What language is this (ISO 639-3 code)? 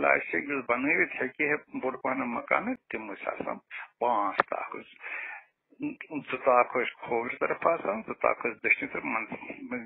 ron